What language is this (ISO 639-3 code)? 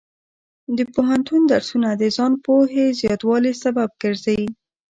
pus